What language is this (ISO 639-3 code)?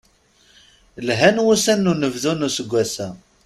kab